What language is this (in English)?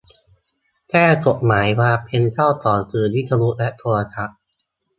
Thai